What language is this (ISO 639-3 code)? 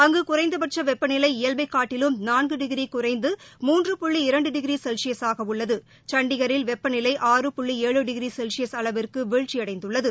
tam